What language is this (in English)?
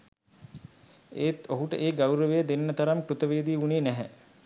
Sinhala